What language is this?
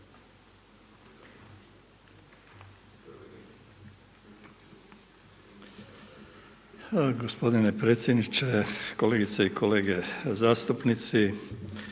Croatian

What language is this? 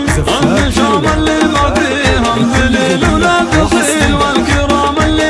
Arabic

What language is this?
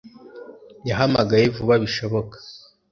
Kinyarwanda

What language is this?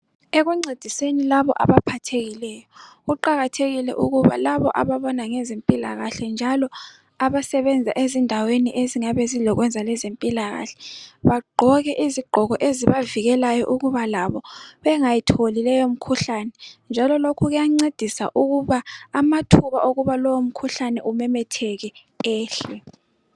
North Ndebele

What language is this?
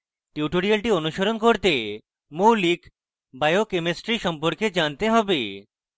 Bangla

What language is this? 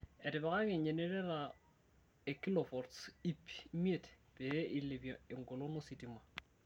Masai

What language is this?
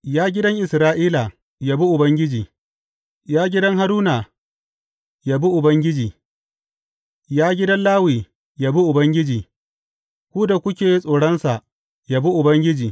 Hausa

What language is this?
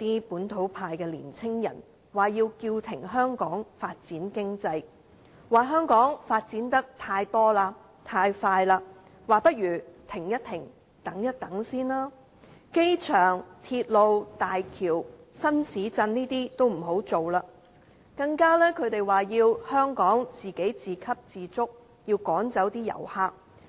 Cantonese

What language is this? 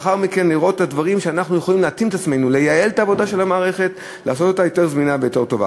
Hebrew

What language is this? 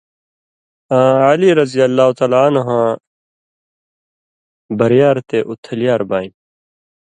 Indus Kohistani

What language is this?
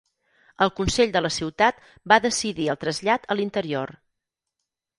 Catalan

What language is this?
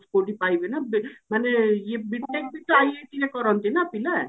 Odia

